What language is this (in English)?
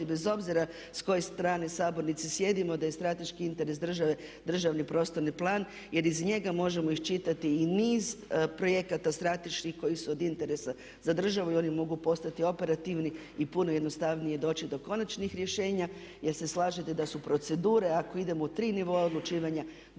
Croatian